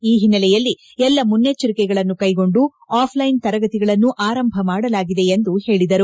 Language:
Kannada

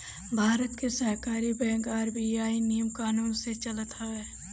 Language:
Bhojpuri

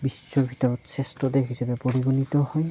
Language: Assamese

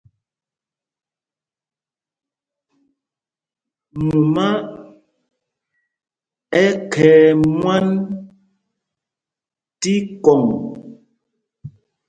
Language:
Mpumpong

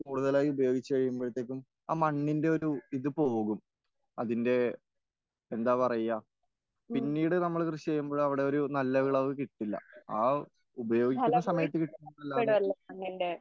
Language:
Malayalam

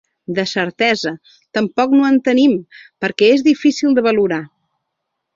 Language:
Catalan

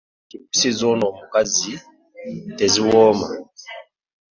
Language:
Ganda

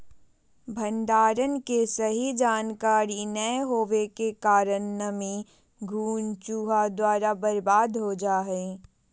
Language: Magahi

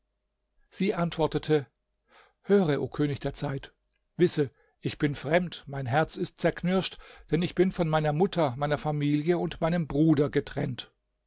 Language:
German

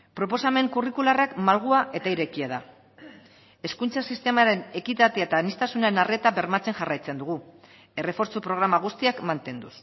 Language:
Basque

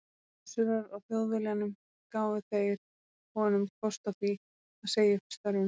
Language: Icelandic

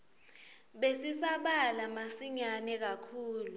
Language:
Swati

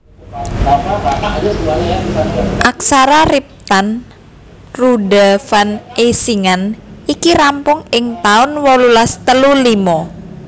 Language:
Javanese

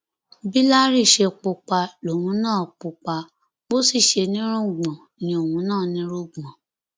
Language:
Yoruba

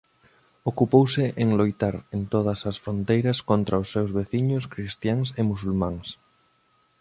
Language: Galician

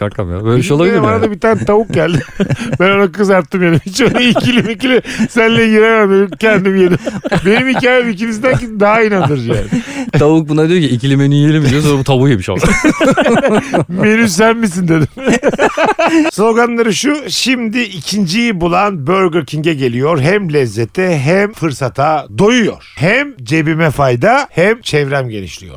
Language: Turkish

